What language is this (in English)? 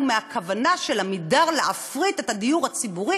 Hebrew